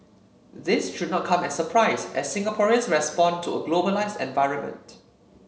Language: English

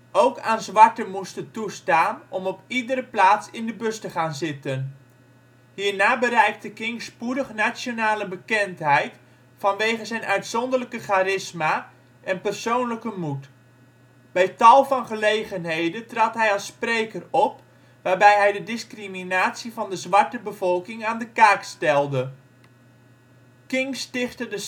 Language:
Dutch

